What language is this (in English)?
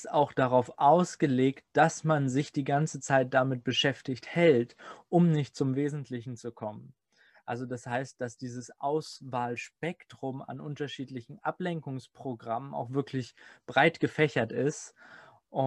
German